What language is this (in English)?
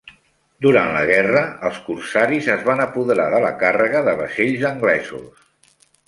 Catalan